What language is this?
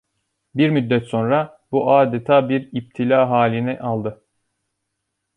Turkish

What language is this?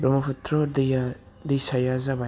Bodo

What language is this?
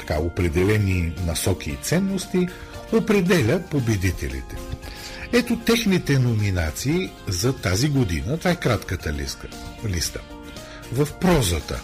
Bulgarian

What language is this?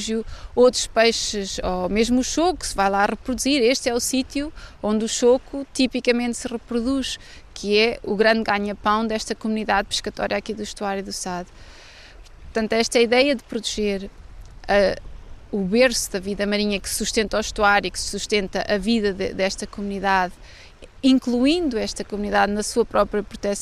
Portuguese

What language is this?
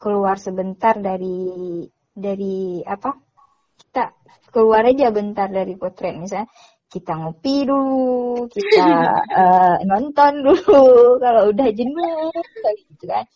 Indonesian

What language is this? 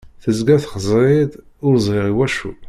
Kabyle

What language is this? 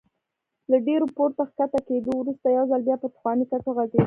Pashto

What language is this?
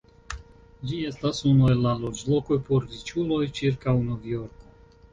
Esperanto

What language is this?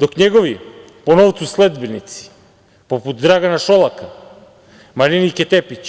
Serbian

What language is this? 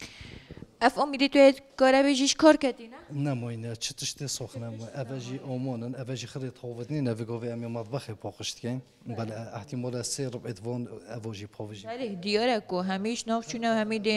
Arabic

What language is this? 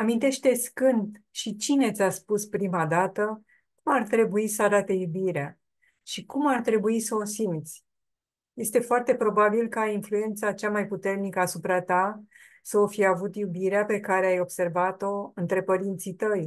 Romanian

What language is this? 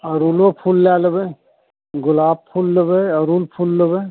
Maithili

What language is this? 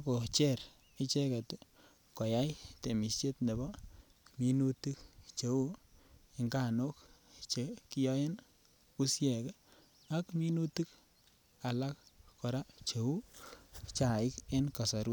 Kalenjin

